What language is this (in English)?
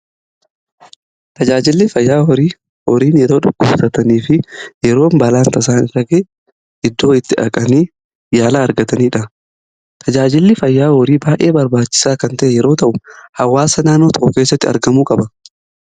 Oromo